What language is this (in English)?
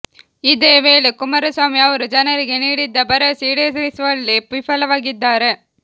Kannada